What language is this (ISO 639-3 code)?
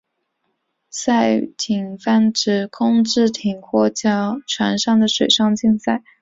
zho